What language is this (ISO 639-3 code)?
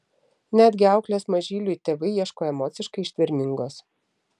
lit